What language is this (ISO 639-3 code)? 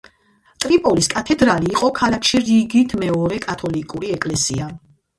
kat